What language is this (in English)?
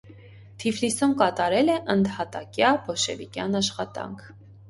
Armenian